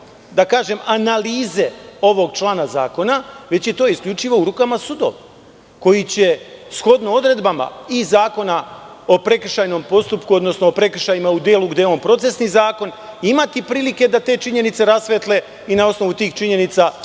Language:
Serbian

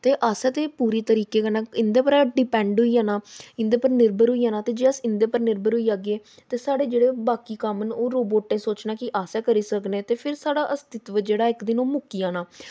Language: Dogri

